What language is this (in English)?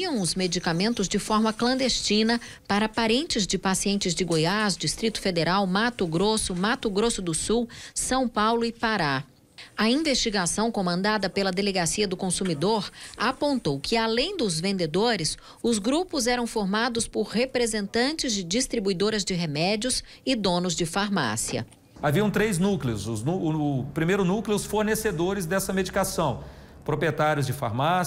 Portuguese